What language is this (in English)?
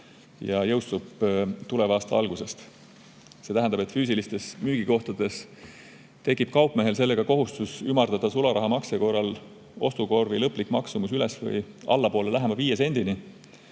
Estonian